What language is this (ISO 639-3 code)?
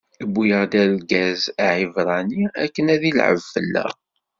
kab